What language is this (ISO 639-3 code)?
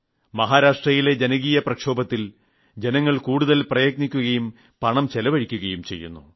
mal